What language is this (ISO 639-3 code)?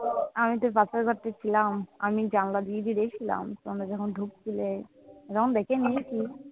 ben